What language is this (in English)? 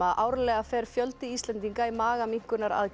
Icelandic